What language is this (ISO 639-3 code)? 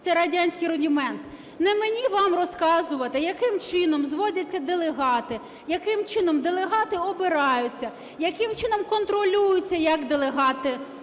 ukr